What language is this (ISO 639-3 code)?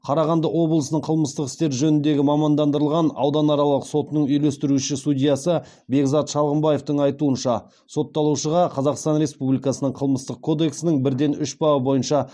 kaz